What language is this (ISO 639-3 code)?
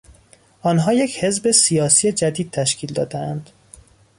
fas